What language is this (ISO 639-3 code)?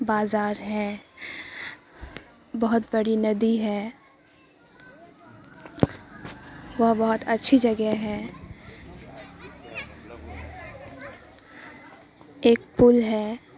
urd